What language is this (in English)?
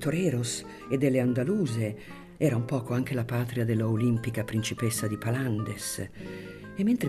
Italian